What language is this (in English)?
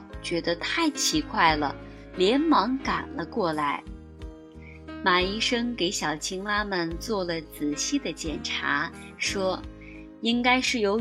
Chinese